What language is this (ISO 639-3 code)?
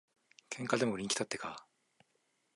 jpn